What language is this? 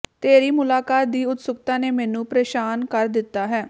Punjabi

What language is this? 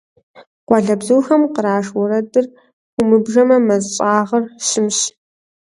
Kabardian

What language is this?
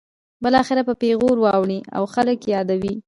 Pashto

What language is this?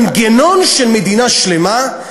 Hebrew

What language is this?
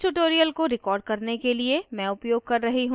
Hindi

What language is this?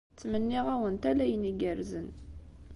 Kabyle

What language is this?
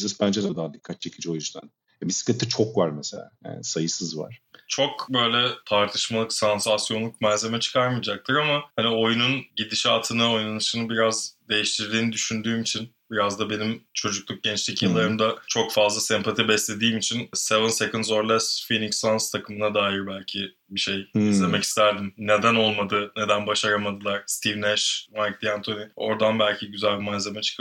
Turkish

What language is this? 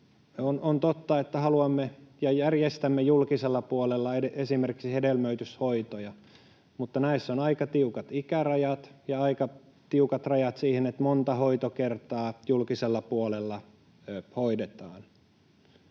Finnish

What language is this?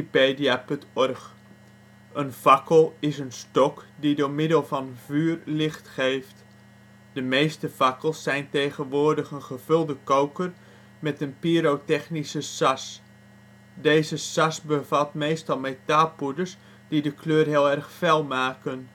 Dutch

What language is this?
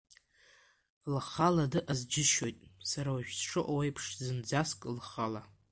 Abkhazian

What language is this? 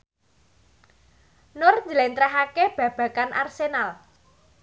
Javanese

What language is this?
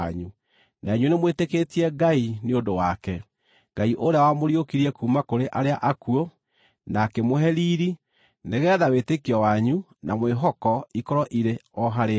Kikuyu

